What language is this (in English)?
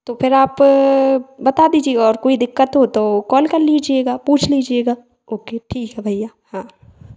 Hindi